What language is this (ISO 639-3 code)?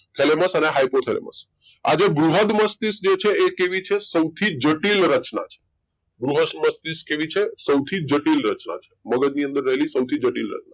guj